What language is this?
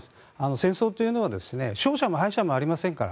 Japanese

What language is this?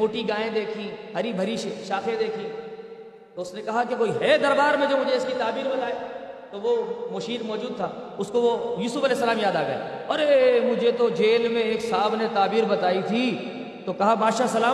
Urdu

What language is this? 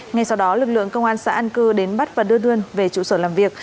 Vietnamese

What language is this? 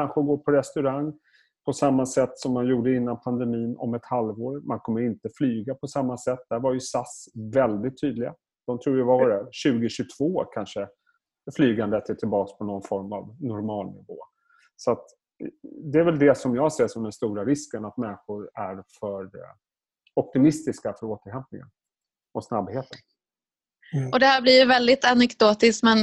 Swedish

